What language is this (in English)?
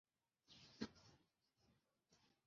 Chinese